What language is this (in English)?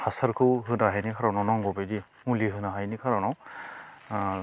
Bodo